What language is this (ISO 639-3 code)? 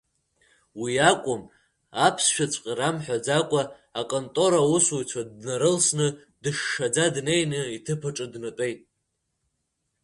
abk